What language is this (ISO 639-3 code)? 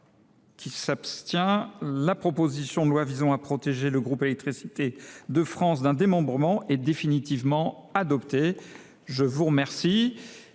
fra